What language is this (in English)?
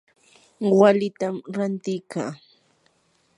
Yanahuanca Pasco Quechua